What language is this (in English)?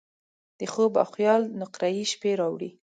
Pashto